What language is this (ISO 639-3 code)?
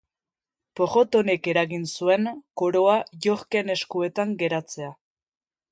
eus